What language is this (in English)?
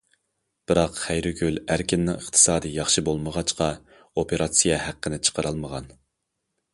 Uyghur